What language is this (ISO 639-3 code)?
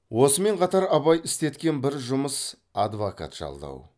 kaz